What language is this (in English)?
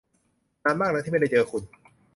Thai